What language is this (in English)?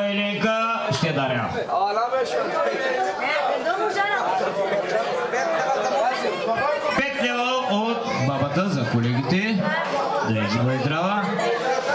Romanian